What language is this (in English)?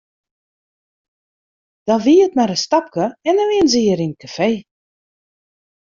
Western Frisian